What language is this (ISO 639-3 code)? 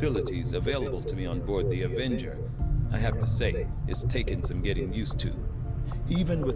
eng